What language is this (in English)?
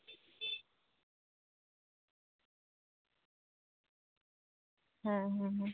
Santali